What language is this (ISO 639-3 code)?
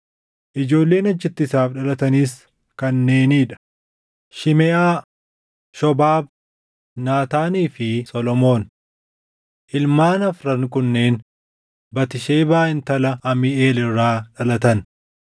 orm